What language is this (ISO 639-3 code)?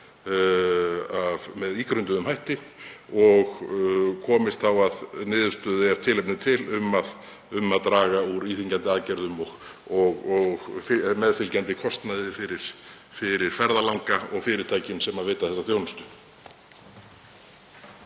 isl